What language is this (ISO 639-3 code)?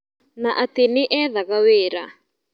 kik